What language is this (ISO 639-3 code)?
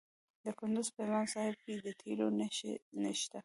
pus